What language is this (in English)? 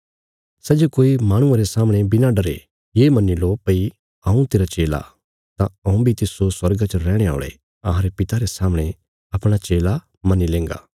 Bilaspuri